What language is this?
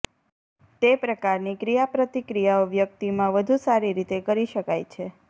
Gujarati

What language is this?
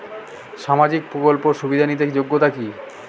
Bangla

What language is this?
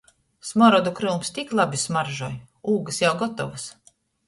Latgalian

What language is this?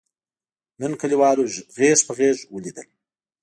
Pashto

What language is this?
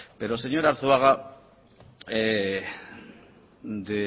Spanish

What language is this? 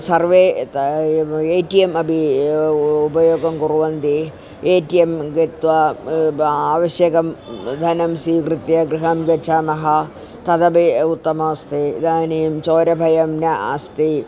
Sanskrit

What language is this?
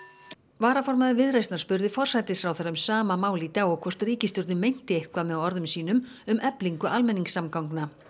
Icelandic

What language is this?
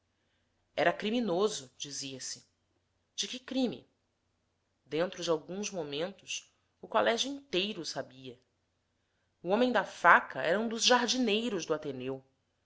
Portuguese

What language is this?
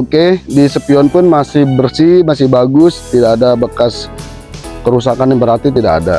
Indonesian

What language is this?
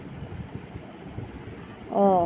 Bangla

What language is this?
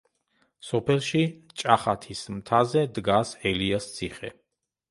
Georgian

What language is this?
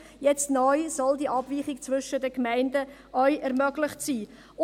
Swiss German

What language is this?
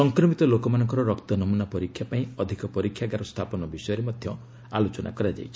Odia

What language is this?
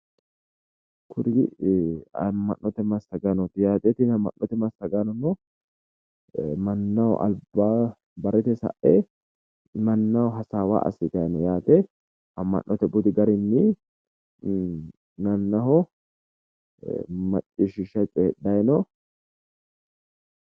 Sidamo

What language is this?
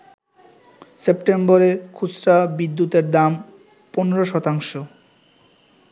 Bangla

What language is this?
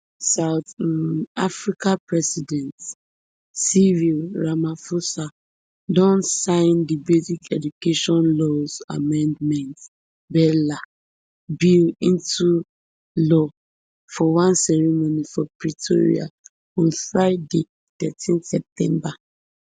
Nigerian Pidgin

